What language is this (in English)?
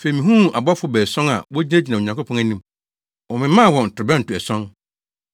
Akan